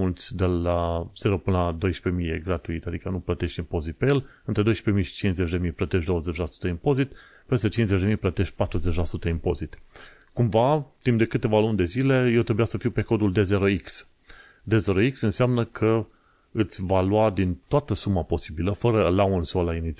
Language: Romanian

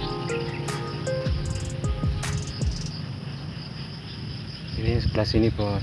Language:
Indonesian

